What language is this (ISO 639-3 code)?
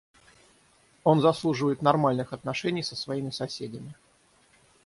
rus